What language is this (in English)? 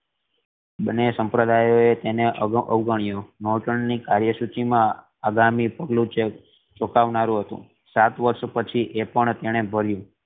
Gujarati